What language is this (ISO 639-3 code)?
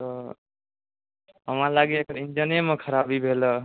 mai